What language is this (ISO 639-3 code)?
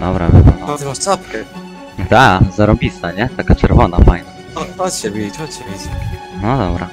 pol